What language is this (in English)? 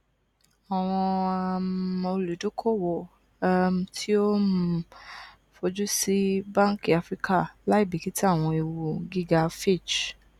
Yoruba